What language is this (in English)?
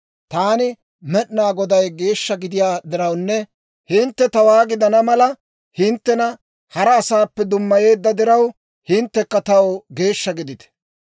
Dawro